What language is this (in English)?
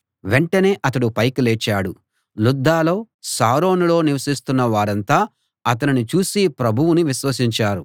Telugu